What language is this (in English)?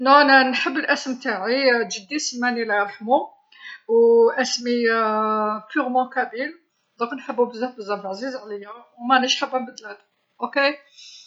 Algerian Arabic